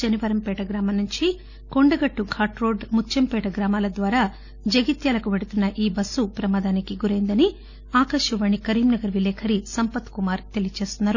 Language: Telugu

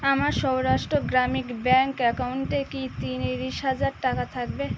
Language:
Bangla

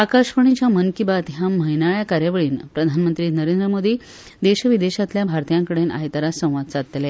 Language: Konkani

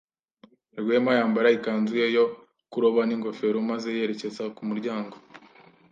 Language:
Kinyarwanda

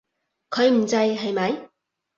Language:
Cantonese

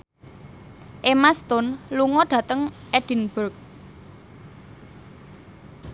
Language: Javanese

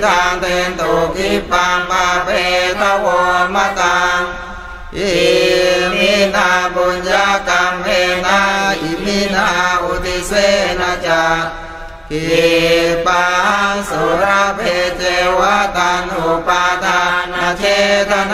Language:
Thai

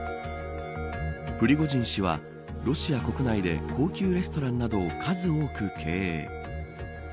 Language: Japanese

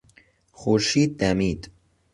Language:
Persian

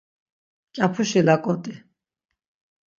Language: Laz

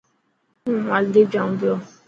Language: Dhatki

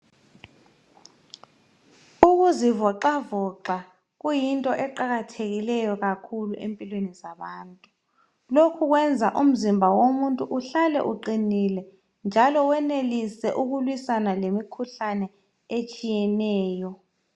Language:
North Ndebele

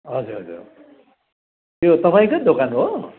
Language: Nepali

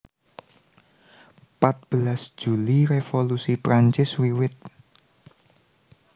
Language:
Javanese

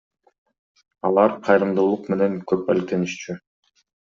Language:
Kyrgyz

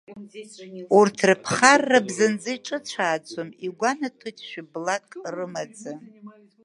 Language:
Abkhazian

